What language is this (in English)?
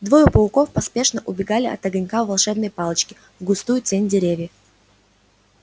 Russian